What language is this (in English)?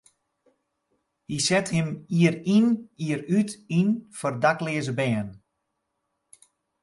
Western Frisian